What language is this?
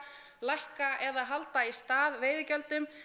Icelandic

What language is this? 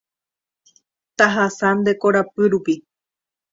Guarani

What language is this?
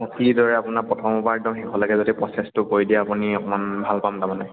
Assamese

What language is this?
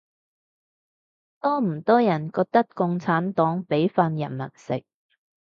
Cantonese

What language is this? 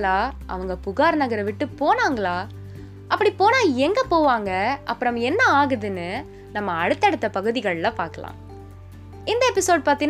Tamil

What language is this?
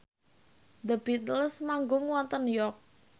Javanese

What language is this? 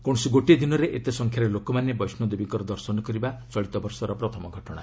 Odia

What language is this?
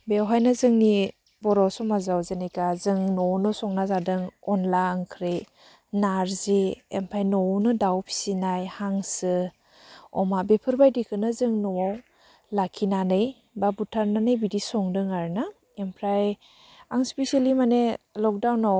Bodo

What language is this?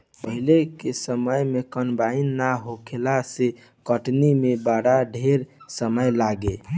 Bhojpuri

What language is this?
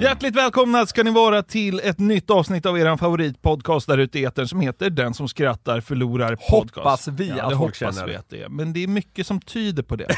Swedish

